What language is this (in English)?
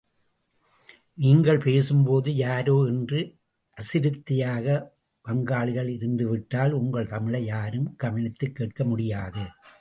Tamil